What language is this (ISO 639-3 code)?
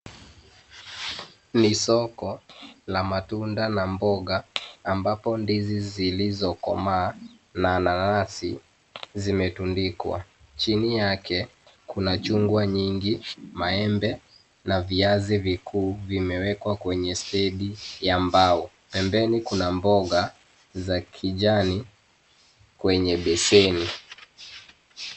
swa